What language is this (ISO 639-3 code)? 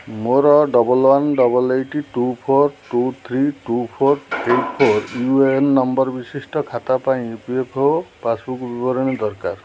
ori